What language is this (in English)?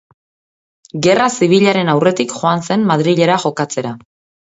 Basque